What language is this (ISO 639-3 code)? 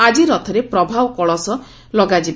ori